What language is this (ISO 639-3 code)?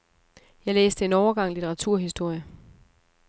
dan